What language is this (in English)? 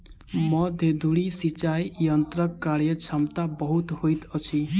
Maithili